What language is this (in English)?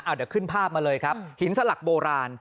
Thai